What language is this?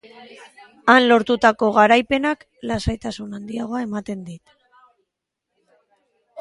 Basque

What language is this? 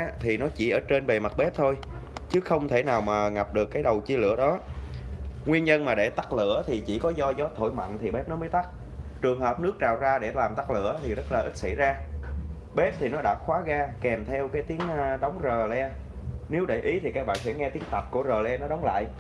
Vietnamese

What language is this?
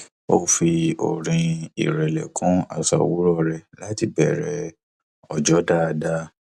Yoruba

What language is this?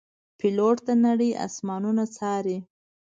Pashto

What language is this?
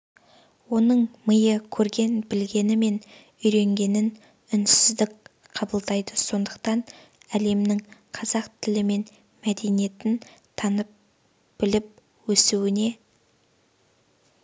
Kazakh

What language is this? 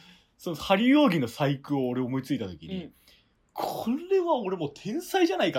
Japanese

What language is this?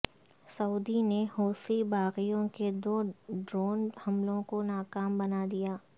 Urdu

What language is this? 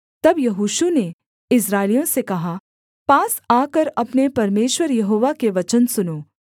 Hindi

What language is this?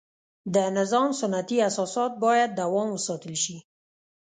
Pashto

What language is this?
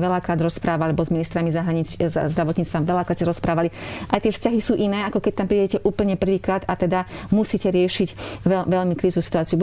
Slovak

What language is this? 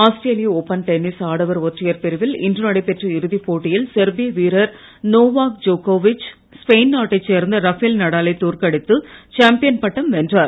Tamil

